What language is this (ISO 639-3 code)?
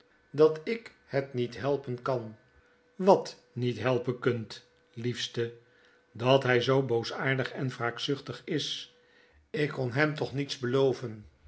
nld